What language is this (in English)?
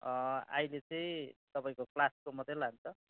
Nepali